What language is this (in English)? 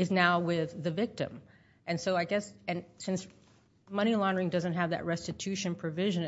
English